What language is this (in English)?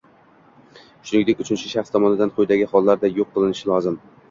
Uzbek